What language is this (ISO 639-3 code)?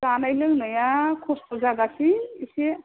brx